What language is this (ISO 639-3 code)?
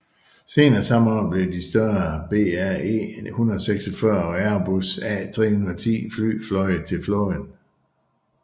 dan